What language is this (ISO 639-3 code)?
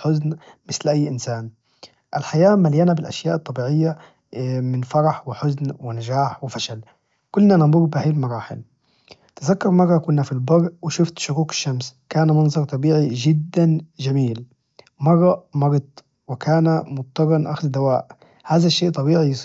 ars